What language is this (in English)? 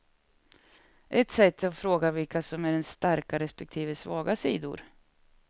Swedish